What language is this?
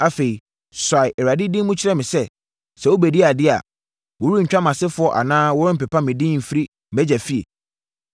Akan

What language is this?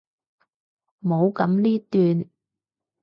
Cantonese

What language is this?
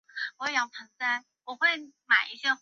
Chinese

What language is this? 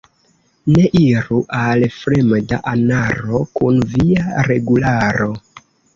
Esperanto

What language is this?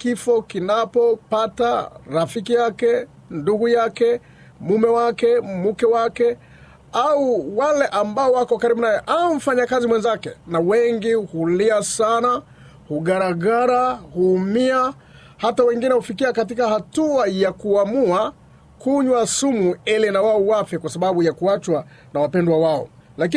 Swahili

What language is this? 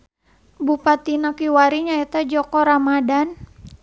Sundanese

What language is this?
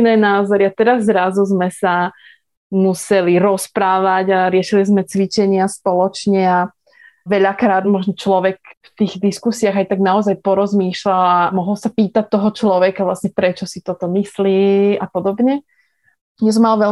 Slovak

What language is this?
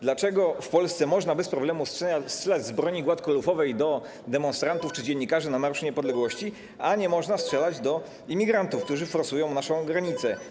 Polish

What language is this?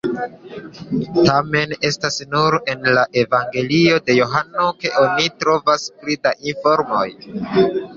Esperanto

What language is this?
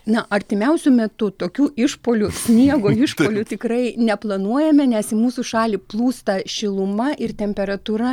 Lithuanian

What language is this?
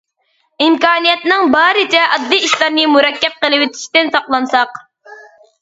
Uyghur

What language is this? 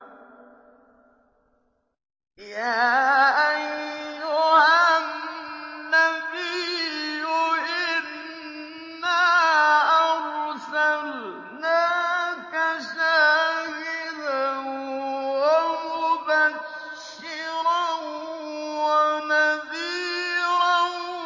Arabic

